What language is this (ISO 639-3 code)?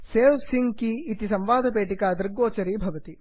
san